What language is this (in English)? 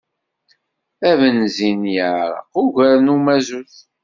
Kabyle